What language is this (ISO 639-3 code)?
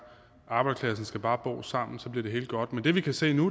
dan